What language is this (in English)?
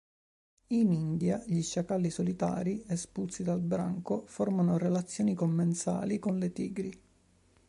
Italian